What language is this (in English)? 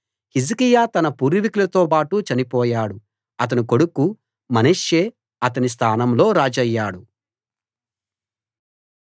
Telugu